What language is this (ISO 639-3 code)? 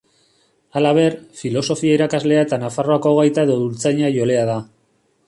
eus